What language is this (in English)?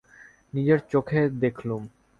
Bangla